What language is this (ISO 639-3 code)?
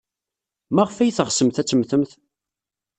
kab